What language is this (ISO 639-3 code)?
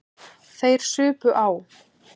isl